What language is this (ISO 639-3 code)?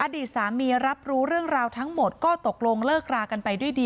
tha